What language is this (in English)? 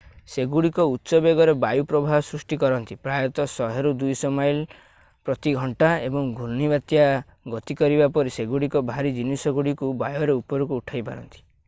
Odia